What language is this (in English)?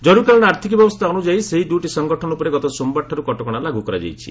Odia